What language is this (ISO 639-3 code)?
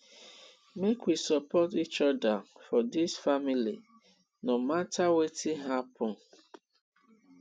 pcm